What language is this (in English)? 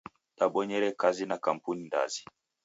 Taita